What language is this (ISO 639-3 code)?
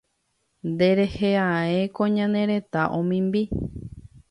grn